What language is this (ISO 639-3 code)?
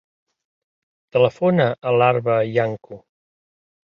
cat